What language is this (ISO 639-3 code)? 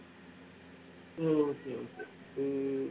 tam